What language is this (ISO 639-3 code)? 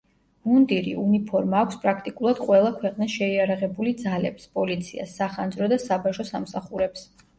kat